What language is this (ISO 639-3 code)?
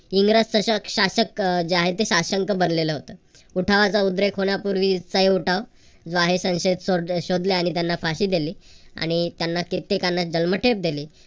mar